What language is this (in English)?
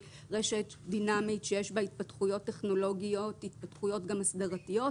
Hebrew